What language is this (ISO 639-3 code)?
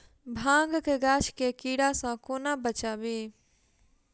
mai